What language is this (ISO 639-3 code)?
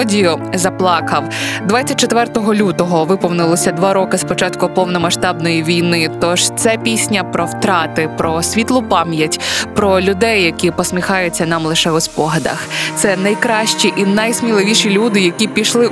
ukr